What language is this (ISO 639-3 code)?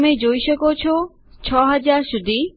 guj